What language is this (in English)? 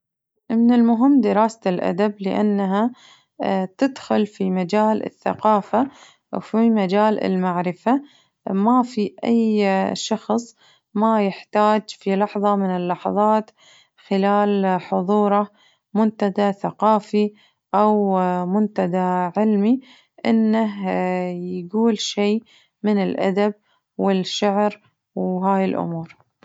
Najdi Arabic